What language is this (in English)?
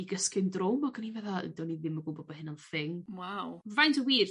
Welsh